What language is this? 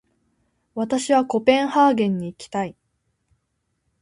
Japanese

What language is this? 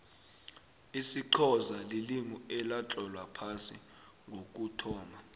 South Ndebele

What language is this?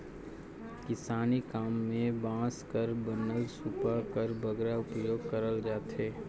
Chhattisgarhi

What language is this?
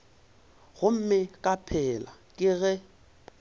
Northern Sotho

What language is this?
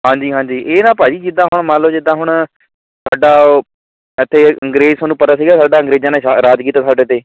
Punjabi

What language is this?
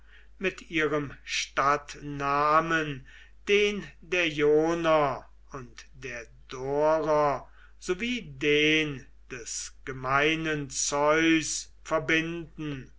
German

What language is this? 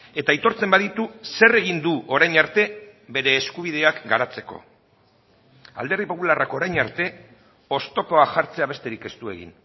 Basque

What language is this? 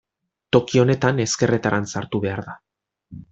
Basque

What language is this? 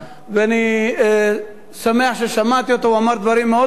Hebrew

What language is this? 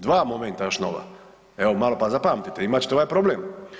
Croatian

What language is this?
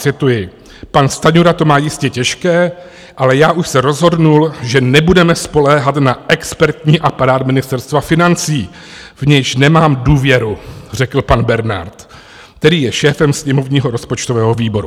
Czech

